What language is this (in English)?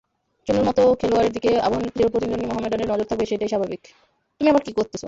Bangla